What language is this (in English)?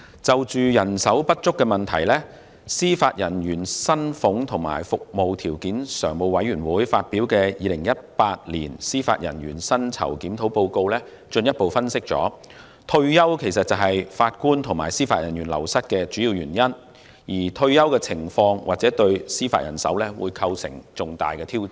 Cantonese